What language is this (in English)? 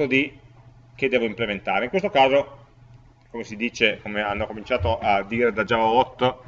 Italian